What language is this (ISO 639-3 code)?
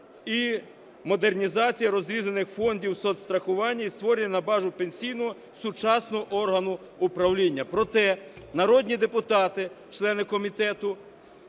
ukr